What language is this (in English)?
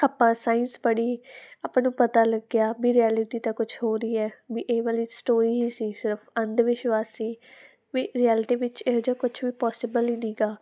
Punjabi